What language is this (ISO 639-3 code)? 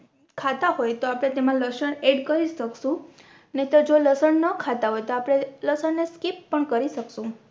guj